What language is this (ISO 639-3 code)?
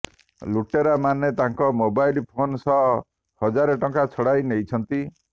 ori